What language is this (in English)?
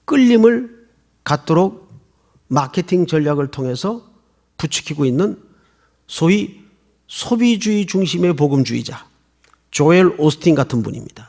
Korean